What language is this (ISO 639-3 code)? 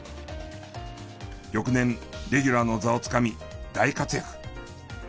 jpn